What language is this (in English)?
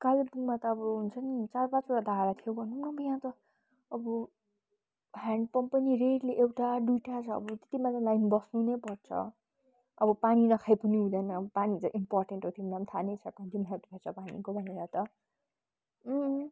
Nepali